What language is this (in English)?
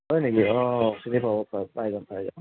Assamese